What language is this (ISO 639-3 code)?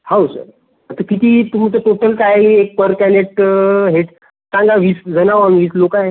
mar